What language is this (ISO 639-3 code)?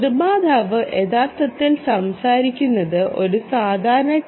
mal